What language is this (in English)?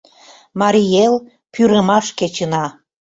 Mari